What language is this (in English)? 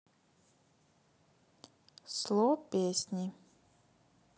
Russian